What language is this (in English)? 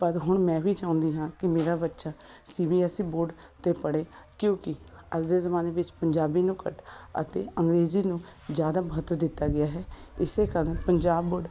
Punjabi